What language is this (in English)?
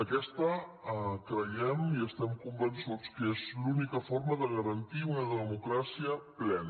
Catalan